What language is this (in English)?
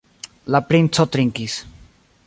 Esperanto